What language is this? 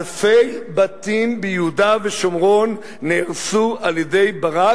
Hebrew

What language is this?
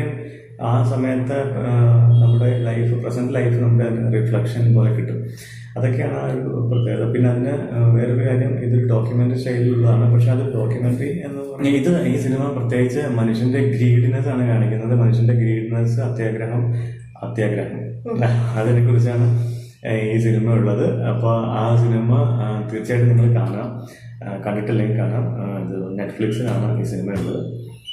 Malayalam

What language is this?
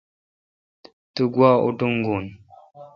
Kalkoti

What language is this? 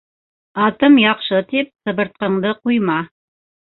Bashkir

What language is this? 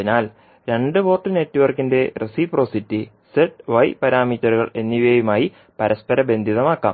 Malayalam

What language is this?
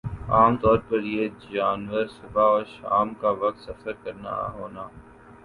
Urdu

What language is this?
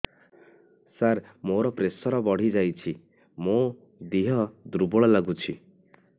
Odia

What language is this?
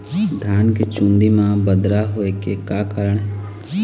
Chhattisgarhi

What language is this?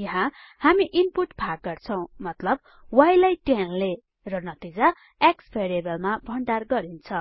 Nepali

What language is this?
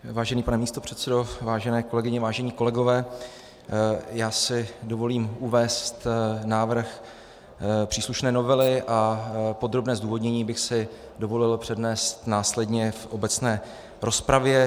Czech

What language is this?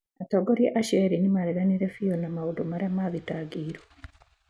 Kikuyu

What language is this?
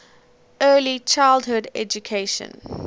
English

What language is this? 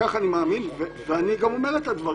Hebrew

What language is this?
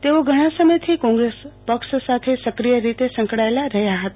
Gujarati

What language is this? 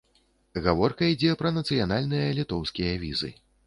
Belarusian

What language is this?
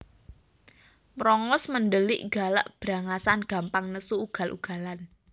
Javanese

